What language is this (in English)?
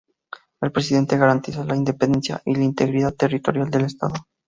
Spanish